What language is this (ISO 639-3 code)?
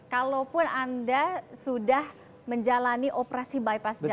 ind